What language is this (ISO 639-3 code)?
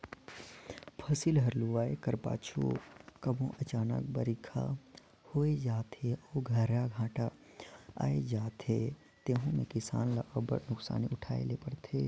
hne